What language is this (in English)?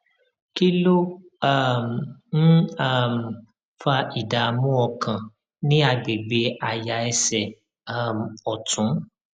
Yoruba